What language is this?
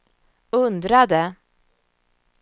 Swedish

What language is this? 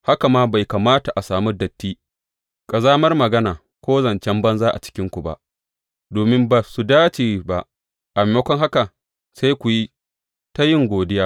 Hausa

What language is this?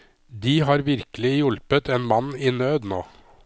Norwegian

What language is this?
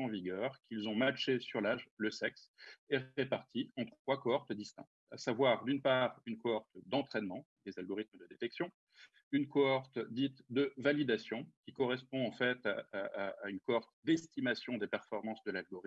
French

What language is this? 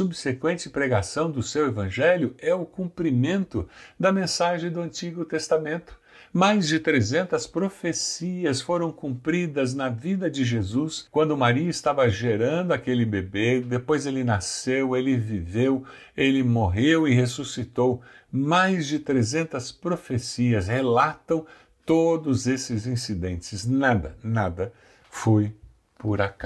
Portuguese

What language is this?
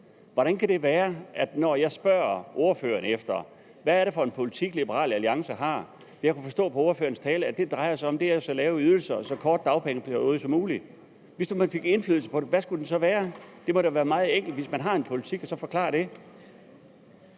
Danish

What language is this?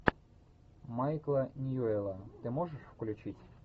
Russian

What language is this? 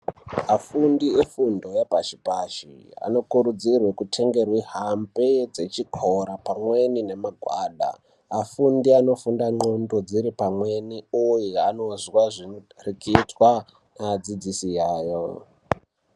Ndau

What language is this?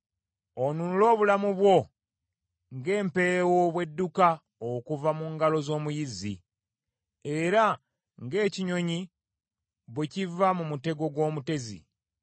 Ganda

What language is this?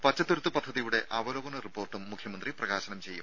Malayalam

